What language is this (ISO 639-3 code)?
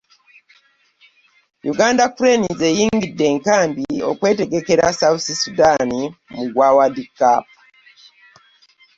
lug